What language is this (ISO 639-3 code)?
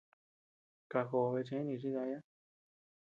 cux